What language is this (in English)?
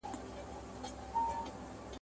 Pashto